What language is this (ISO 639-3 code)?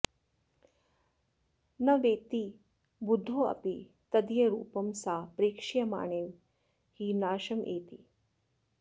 san